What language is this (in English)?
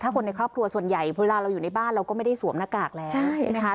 Thai